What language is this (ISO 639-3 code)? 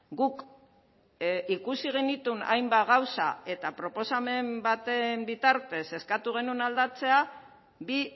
eus